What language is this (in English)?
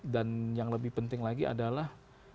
Indonesian